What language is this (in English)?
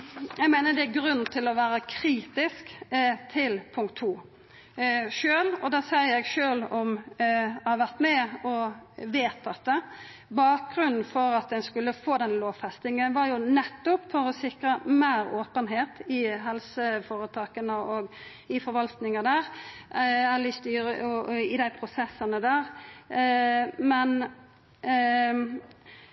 Norwegian Nynorsk